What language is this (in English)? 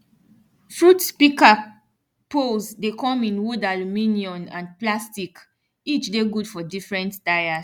Nigerian Pidgin